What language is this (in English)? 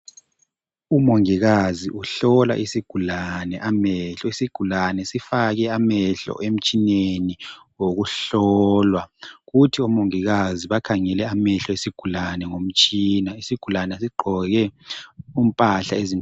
North Ndebele